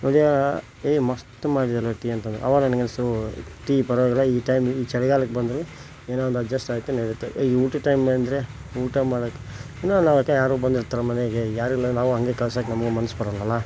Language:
Kannada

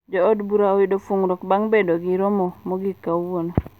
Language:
Luo (Kenya and Tanzania)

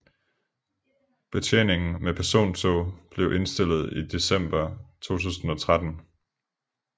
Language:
Danish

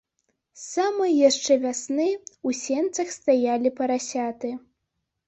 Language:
Belarusian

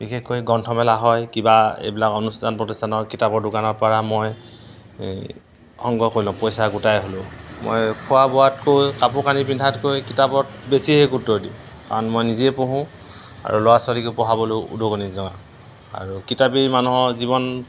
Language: Assamese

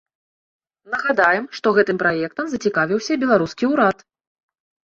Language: Belarusian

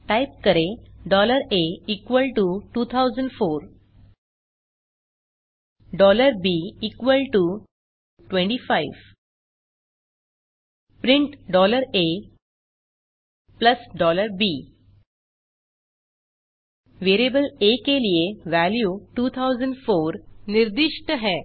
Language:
Hindi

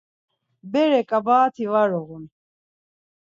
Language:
Laz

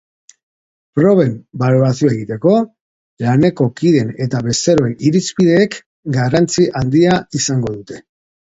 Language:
Basque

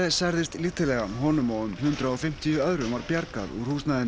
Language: Icelandic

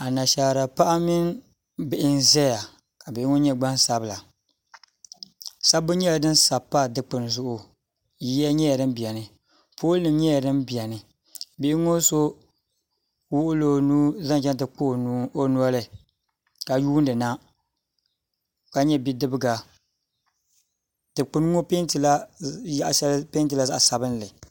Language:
Dagbani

